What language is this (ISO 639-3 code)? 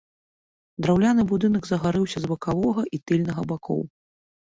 bel